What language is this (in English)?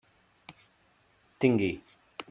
Catalan